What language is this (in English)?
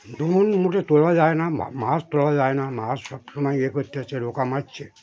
Bangla